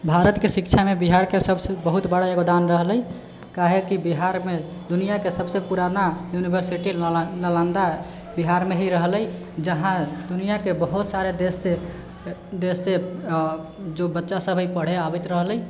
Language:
Maithili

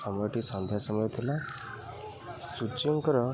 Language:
Odia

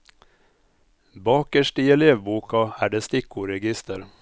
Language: Norwegian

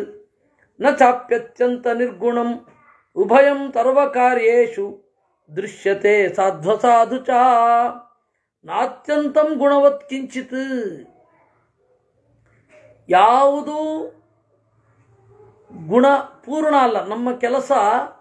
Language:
Hindi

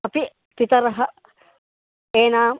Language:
Sanskrit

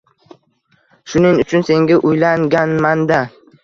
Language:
Uzbek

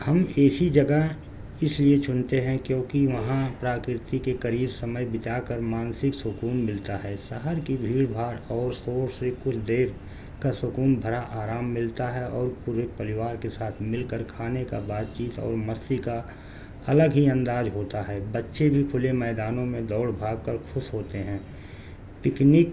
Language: Urdu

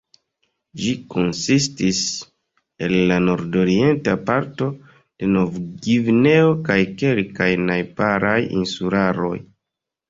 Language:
Esperanto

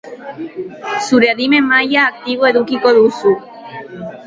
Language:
Basque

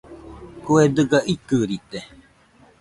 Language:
Nüpode Huitoto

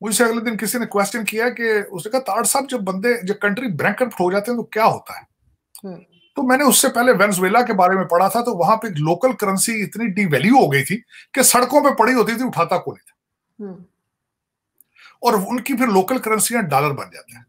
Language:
Hindi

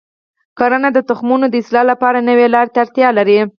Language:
Pashto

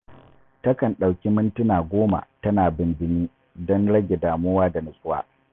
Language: Hausa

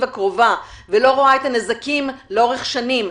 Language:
Hebrew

